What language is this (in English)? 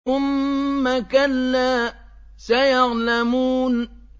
Arabic